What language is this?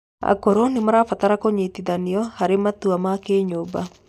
Kikuyu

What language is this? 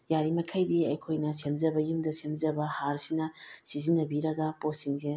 Manipuri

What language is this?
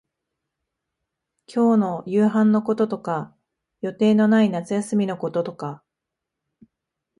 Japanese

